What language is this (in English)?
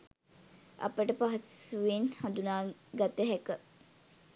Sinhala